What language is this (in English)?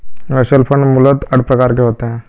Hindi